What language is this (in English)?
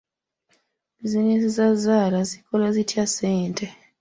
Ganda